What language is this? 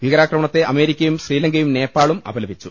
Malayalam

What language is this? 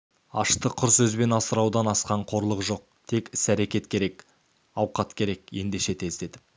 Kazakh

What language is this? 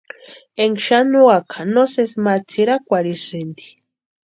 Western Highland Purepecha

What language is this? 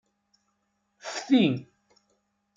Kabyle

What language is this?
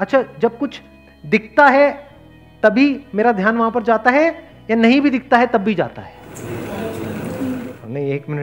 Hindi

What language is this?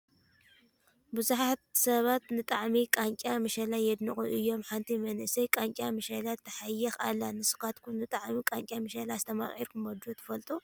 Tigrinya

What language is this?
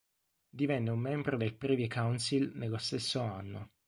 Italian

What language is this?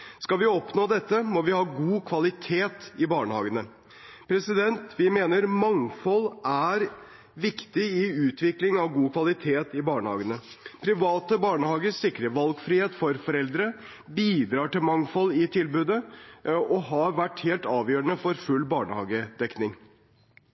Norwegian Bokmål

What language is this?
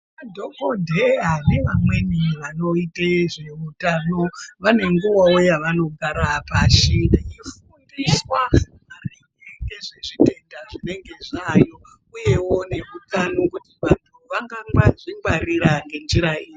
Ndau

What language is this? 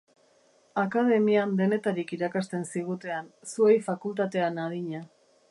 Basque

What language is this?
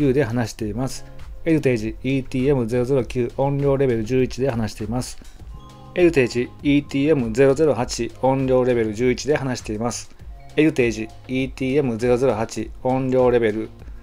Japanese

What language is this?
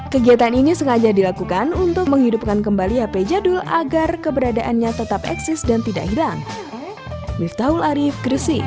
Indonesian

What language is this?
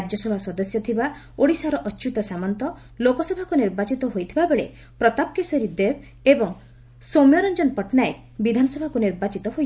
Odia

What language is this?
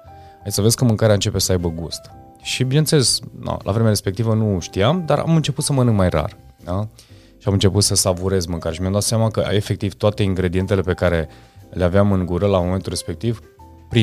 Romanian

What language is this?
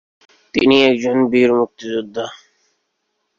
Bangla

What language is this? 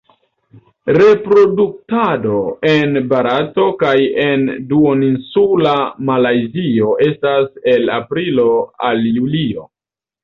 Esperanto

